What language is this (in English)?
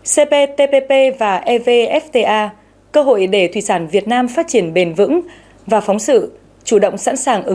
Vietnamese